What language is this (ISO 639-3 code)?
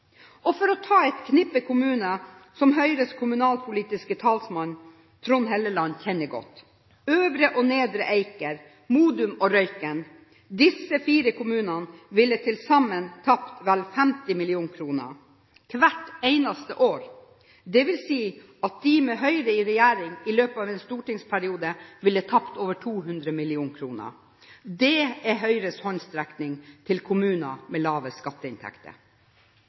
nob